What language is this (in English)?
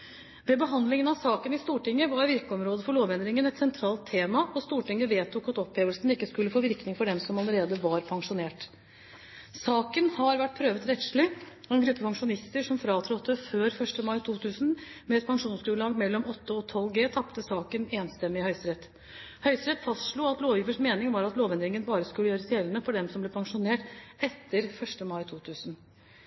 Norwegian Bokmål